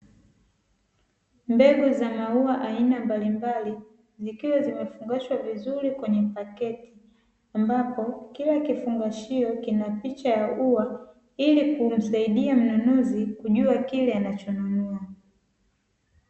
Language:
Swahili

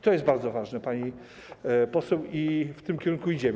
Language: Polish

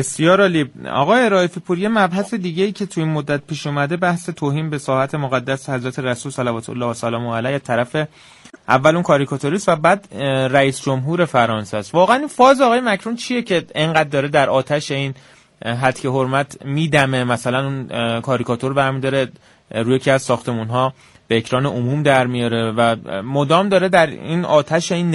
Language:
Persian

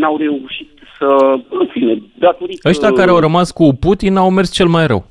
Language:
Romanian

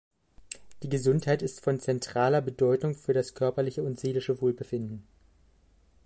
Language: German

